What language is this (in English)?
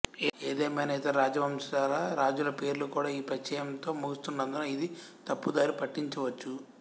Telugu